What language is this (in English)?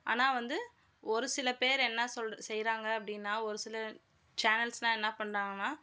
Tamil